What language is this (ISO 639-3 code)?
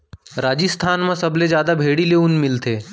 hne